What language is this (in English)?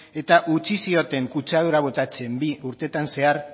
Basque